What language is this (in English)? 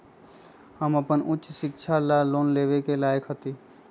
Magahi